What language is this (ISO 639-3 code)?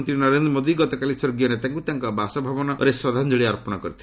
ori